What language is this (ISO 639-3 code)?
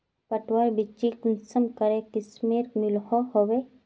mag